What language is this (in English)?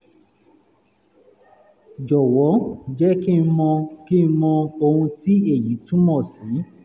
Yoruba